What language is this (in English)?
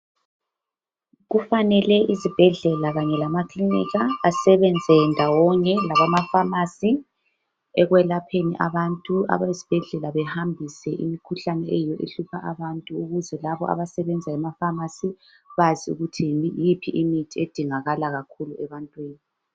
North Ndebele